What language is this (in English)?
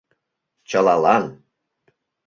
Mari